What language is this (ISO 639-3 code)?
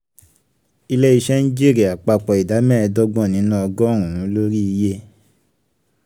yor